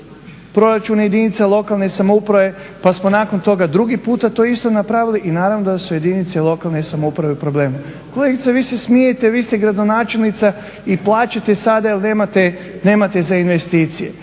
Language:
Croatian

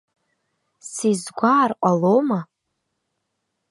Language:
Abkhazian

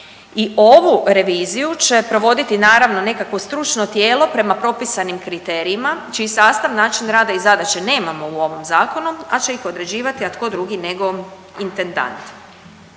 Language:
Croatian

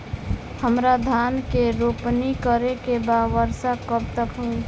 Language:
Bhojpuri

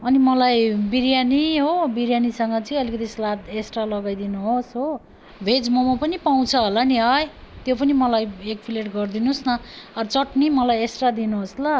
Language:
Nepali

